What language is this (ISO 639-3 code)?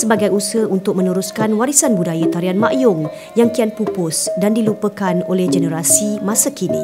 msa